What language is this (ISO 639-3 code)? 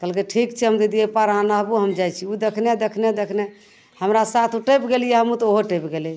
mai